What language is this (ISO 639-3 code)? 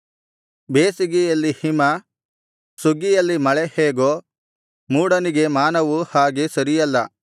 kan